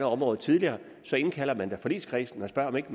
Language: Danish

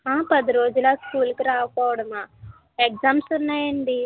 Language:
Telugu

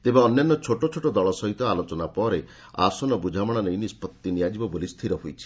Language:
Odia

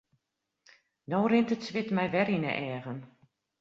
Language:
Western Frisian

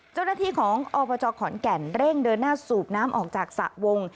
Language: Thai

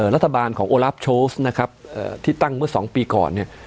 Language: Thai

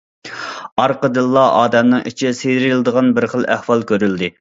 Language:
Uyghur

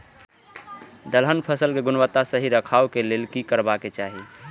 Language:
Maithili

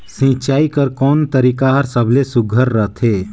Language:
Chhattisgarhi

